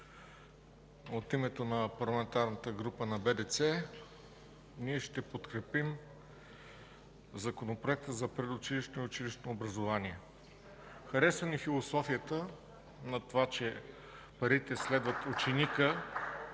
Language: Bulgarian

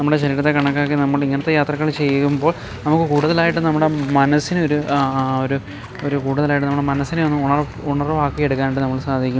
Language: Malayalam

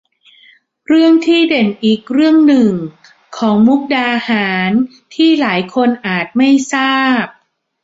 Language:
Thai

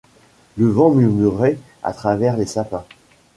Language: French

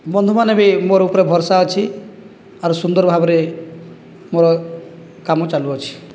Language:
Odia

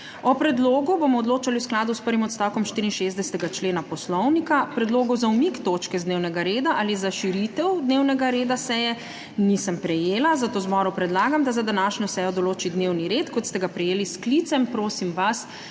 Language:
Slovenian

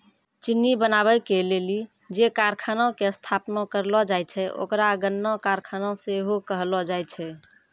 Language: Maithili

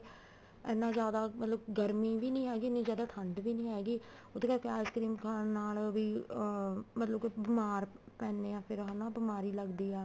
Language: Punjabi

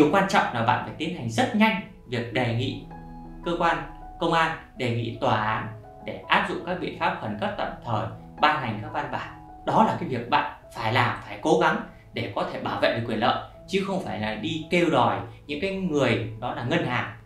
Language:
Vietnamese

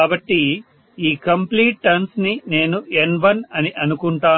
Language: Telugu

